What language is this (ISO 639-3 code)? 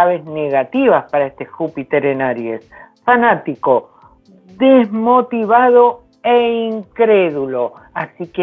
spa